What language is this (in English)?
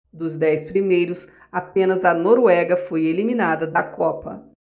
Portuguese